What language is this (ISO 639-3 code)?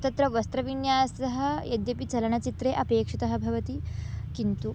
san